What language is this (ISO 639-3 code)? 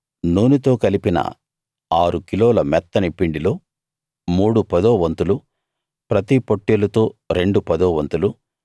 tel